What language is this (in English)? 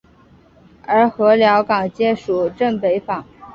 Chinese